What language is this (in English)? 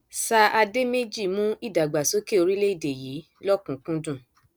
Yoruba